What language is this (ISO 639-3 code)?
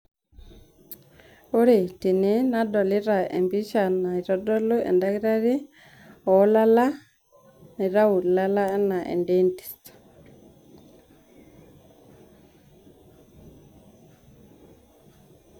mas